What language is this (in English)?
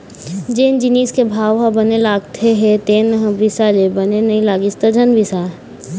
Chhattisgarhi